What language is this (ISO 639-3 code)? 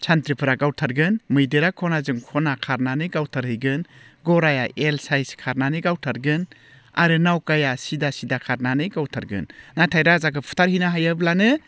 brx